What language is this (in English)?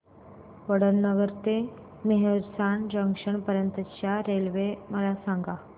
Marathi